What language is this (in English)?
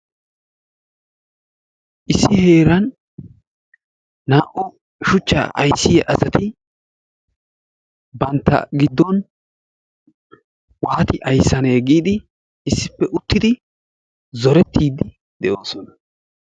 Wolaytta